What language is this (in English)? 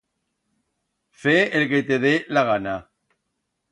Aragonese